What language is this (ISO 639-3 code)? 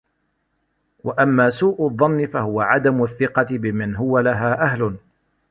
ara